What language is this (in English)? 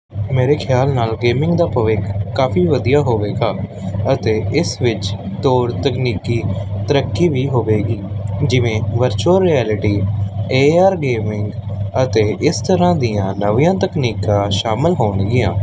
Punjabi